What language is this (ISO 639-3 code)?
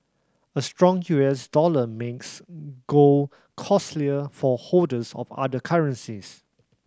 eng